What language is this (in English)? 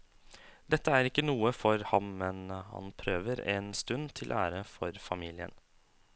Norwegian